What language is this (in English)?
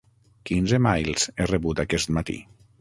Catalan